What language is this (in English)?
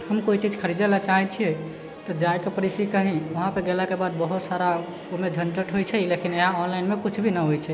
Maithili